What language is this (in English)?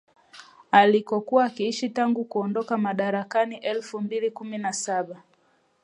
Swahili